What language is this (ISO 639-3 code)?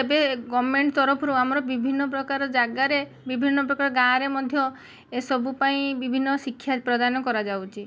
ori